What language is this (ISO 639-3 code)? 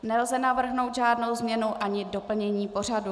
ces